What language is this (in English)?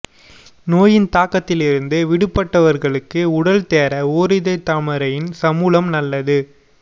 Tamil